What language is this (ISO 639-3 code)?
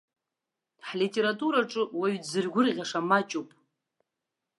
abk